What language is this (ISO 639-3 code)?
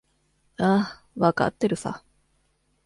jpn